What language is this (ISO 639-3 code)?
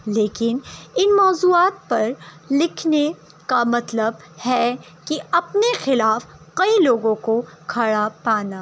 urd